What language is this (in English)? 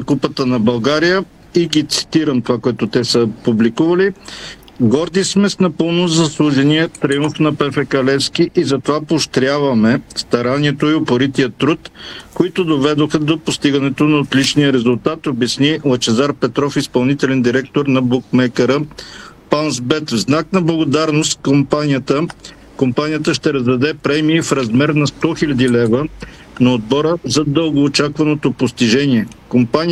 Bulgarian